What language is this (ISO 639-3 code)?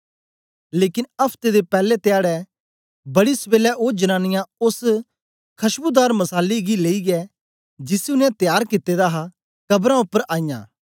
doi